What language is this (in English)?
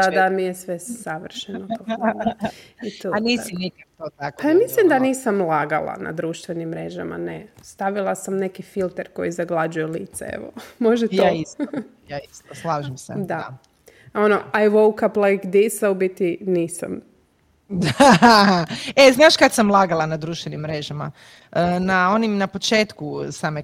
Croatian